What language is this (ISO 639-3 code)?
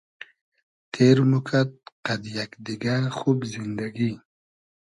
haz